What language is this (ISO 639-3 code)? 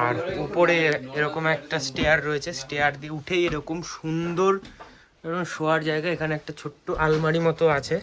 eng